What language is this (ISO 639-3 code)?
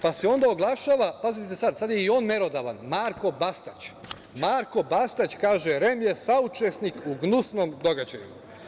srp